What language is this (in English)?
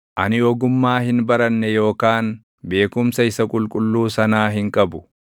Oromo